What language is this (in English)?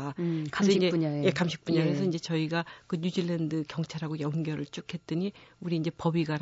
Korean